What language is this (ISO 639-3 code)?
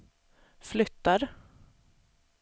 swe